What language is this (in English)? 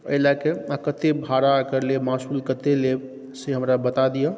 Maithili